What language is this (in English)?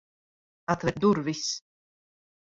Latvian